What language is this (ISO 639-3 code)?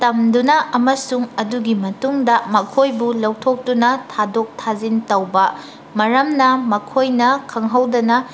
mni